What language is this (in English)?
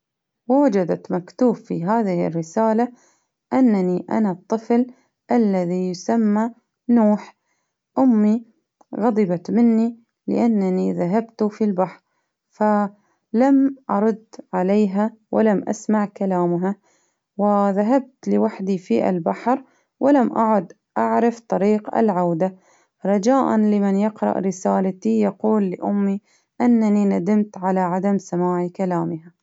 Baharna Arabic